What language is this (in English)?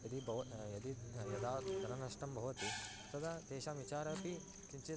Sanskrit